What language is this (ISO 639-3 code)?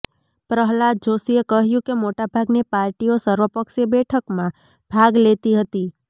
guj